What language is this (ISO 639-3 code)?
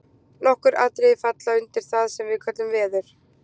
isl